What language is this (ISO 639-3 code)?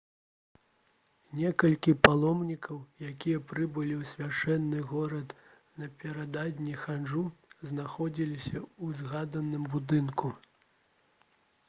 bel